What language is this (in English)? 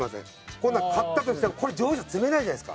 Japanese